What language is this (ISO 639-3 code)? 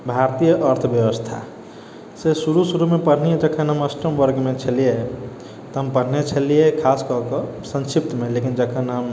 mai